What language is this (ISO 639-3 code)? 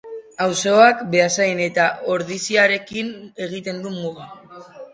eus